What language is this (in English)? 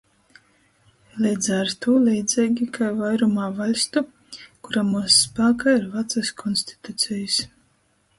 Latgalian